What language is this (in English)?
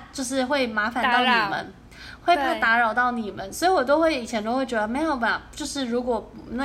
Chinese